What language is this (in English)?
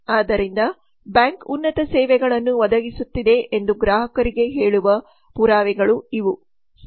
Kannada